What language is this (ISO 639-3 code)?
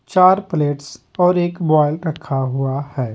hin